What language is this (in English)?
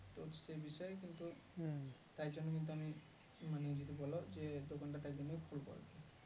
Bangla